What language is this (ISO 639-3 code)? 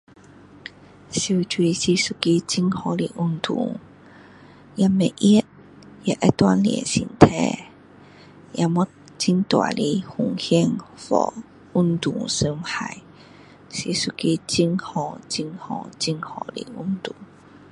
cdo